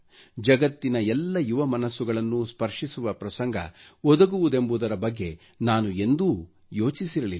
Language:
Kannada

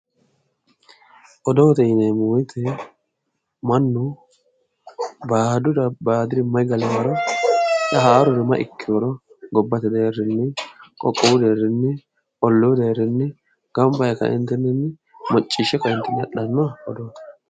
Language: Sidamo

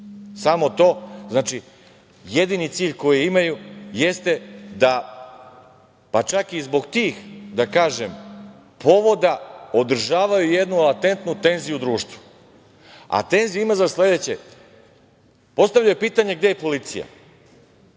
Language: Serbian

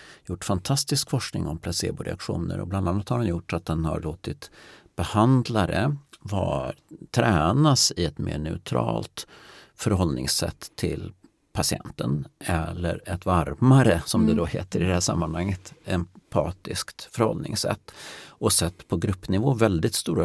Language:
Swedish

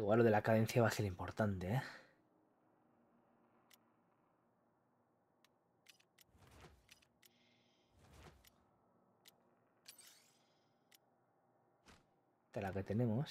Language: Spanish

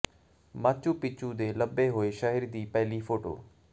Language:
Punjabi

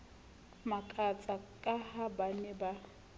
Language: Southern Sotho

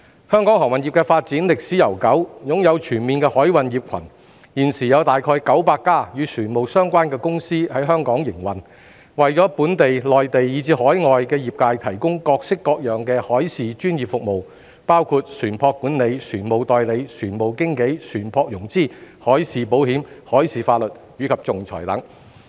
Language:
Cantonese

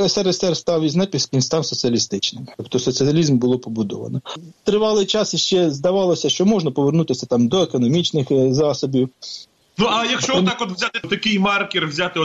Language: Ukrainian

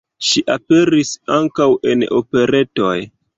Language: Esperanto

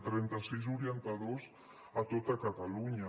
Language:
Catalan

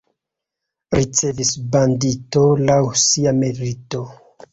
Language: Esperanto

